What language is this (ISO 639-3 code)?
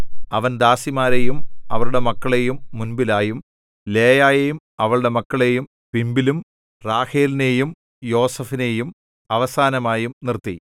mal